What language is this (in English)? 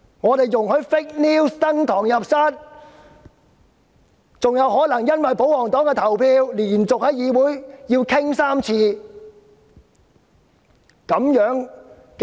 Cantonese